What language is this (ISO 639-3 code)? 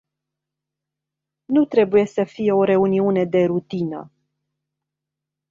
ron